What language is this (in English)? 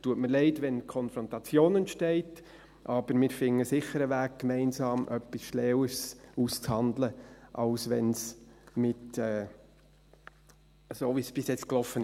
Swiss German